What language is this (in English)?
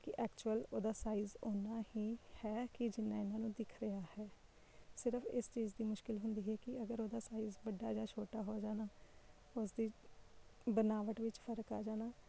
Punjabi